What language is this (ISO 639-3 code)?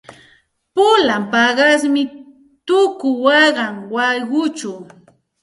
qxt